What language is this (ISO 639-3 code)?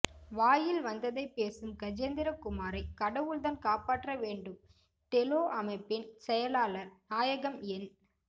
tam